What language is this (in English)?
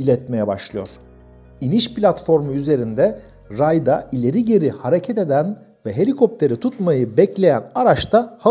Turkish